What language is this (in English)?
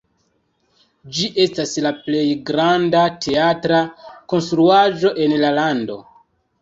Esperanto